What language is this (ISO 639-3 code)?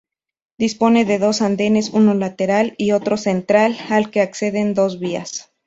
spa